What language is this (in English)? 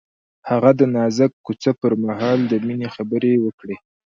Pashto